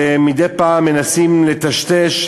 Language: Hebrew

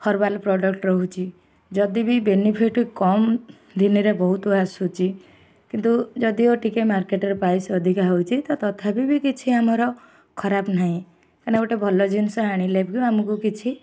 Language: Odia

